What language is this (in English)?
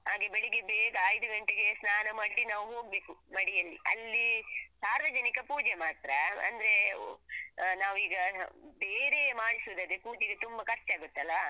Kannada